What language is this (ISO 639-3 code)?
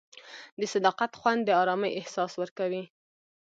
pus